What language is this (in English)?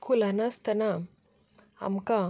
Konkani